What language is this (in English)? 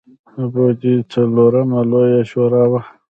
Pashto